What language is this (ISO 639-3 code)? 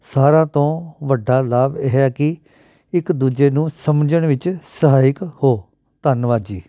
pan